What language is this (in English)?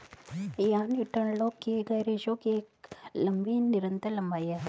Hindi